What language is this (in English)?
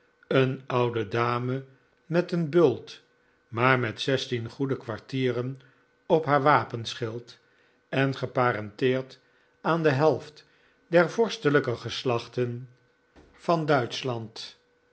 Dutch